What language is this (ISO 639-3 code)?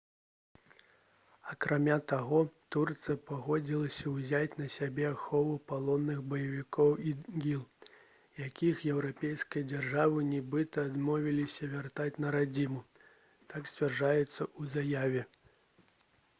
bel